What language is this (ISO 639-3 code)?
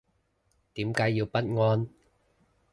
yue